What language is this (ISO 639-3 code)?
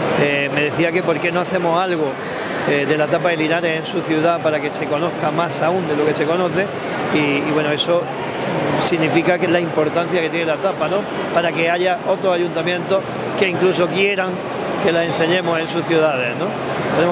spa